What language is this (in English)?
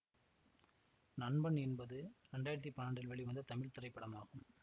Tamil